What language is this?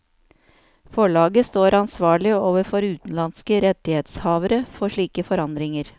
Norwegian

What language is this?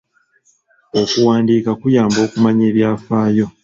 Ganda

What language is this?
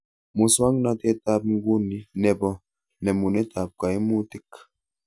Kalenjin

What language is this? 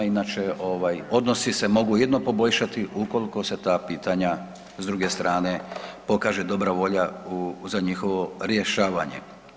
Croatian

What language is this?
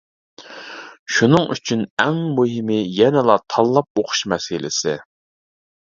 Uyghur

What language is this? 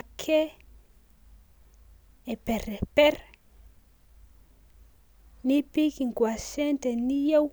Masai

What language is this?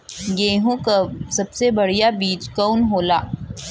Bhojpuri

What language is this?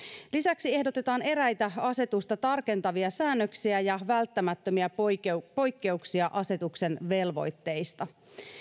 Finnish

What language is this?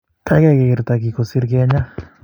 Kalenjin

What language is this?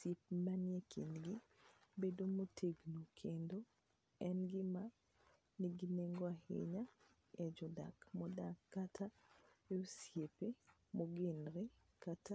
Luo (Kenya and Tanzania)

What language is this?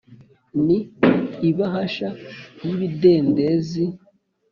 Kinyarwanda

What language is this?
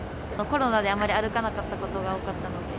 Japanese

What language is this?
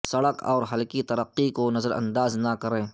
Urdu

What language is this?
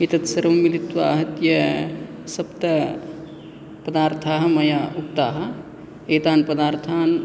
Sanskrit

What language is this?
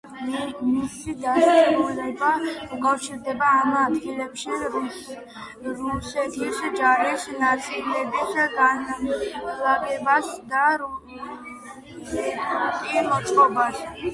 Georgian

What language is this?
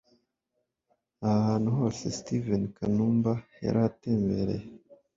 Kinyarwanda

